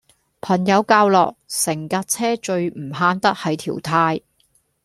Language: Cantonese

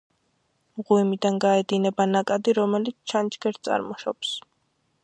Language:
Georgian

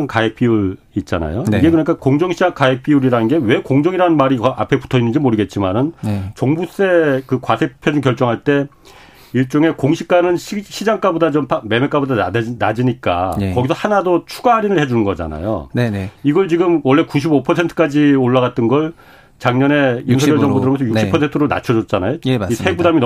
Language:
Korean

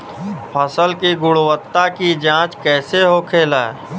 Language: Bhojpuri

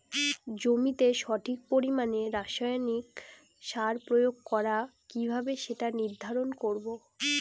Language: Bangla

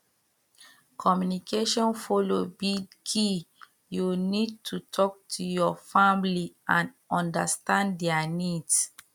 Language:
Nigerian Pidgin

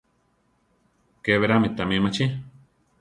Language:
Central Tarahumara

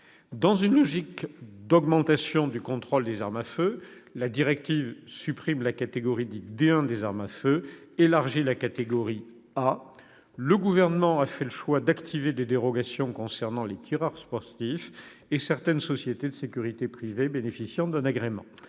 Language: French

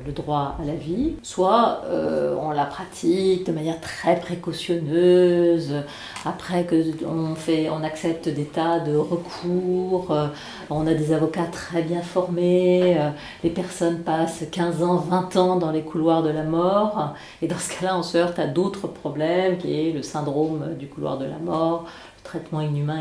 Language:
French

